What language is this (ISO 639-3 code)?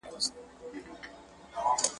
pus